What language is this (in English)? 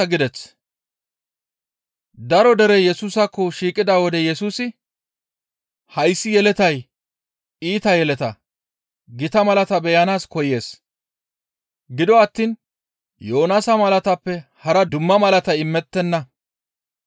Gamo